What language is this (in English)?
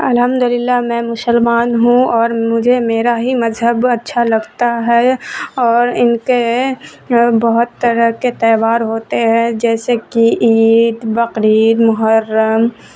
Urdu